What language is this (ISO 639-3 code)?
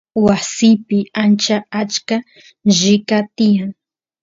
qus